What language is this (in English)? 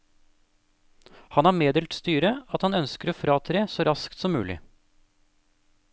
Norwegian